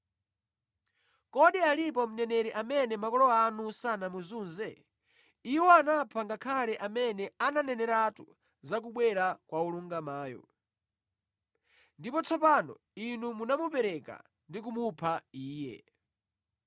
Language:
Nyanja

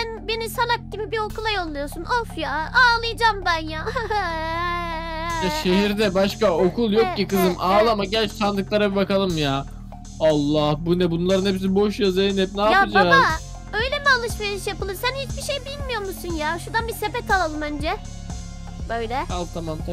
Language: Turkish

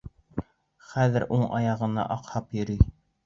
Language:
Bashkir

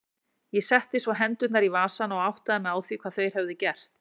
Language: Icelandic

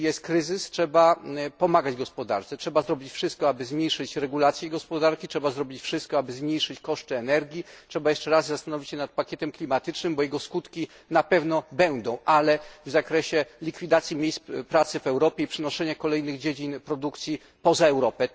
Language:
Polish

